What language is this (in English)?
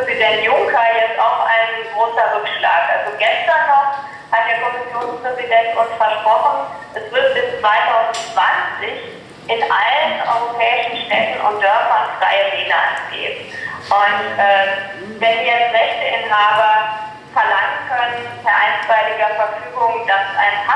German